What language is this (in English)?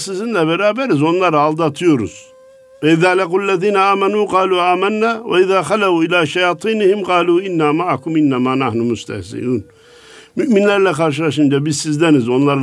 Turkish